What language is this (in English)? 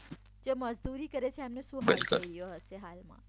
Gujarati